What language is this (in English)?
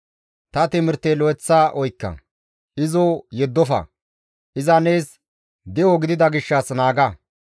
Gamo